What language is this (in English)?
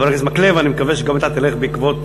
Hebrew